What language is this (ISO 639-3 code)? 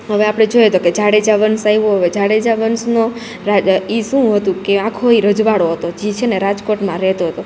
guj